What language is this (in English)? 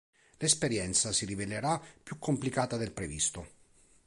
Italian